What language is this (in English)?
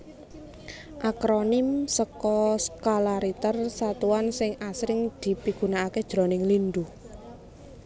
Javanese